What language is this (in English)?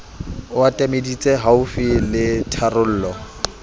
Southern Sotho